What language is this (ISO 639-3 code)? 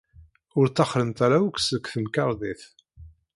kab